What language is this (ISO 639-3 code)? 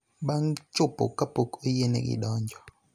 luo